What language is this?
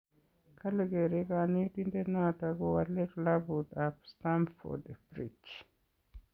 Kalenjin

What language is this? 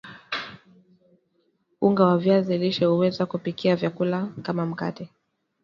Swahili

